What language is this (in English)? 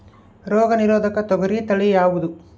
Kannada